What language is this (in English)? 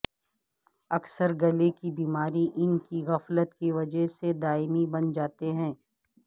Urdu